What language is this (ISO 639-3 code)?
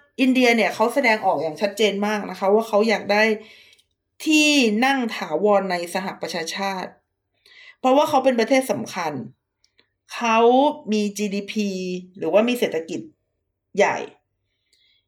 tha